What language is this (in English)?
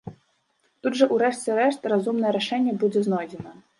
Belarusian